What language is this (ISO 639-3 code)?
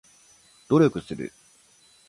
jpn